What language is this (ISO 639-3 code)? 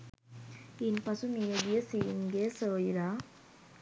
sin